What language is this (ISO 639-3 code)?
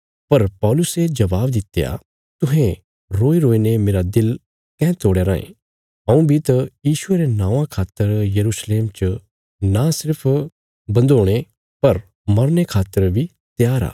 kfs